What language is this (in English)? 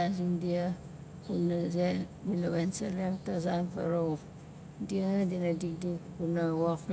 Nalik